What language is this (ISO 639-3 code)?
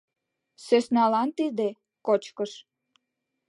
chm